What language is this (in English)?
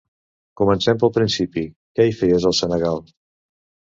Catalan